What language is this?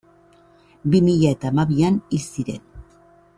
Basque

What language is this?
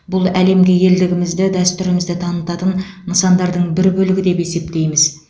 Kazakh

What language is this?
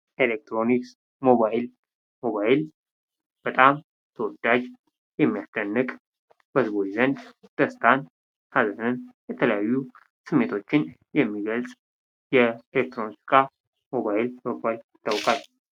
Amharic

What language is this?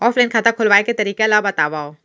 Chhattisgarhi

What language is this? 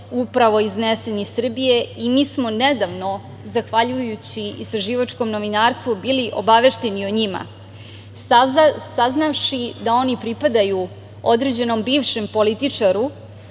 Serbian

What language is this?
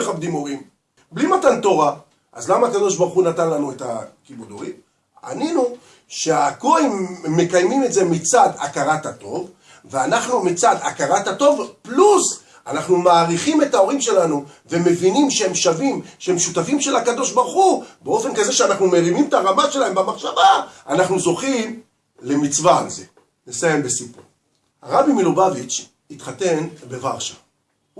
Hebrew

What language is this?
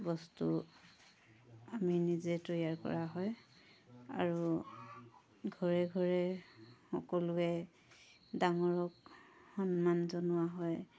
Assamese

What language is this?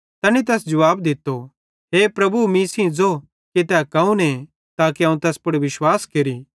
Bhadrawahi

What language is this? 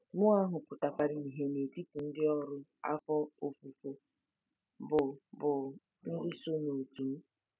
Igbo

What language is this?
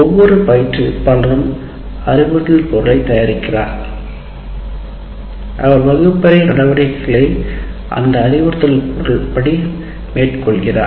Tamil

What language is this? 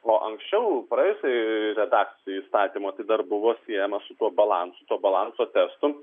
Lithuanian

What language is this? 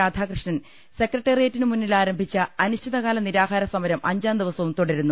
Malayalam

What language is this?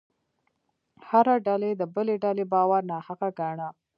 Pashto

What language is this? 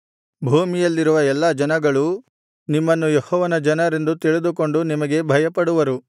Kannada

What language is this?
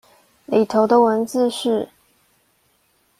Chinese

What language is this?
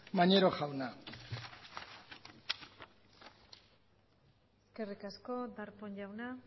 Basque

